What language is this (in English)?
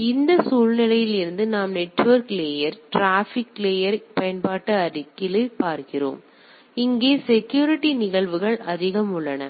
Tamil